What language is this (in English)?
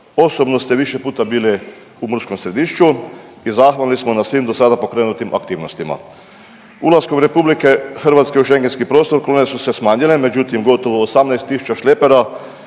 Croatian